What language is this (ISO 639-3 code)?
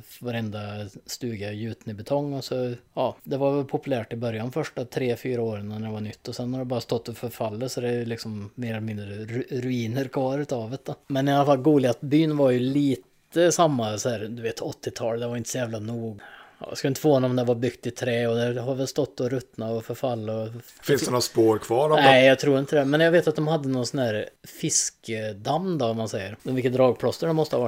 swe